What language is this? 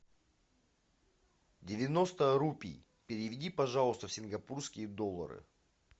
Russian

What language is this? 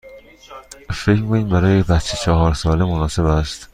Persian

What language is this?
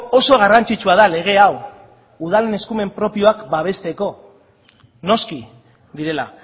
Basque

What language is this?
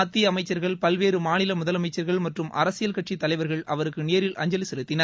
Tamil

